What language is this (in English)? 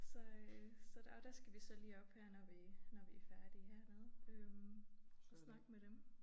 Danish